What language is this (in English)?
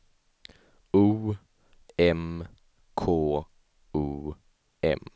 Swedish